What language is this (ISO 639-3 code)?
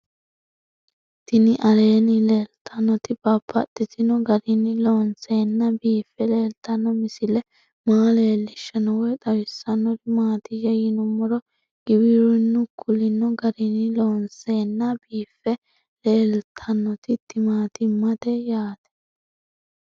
sid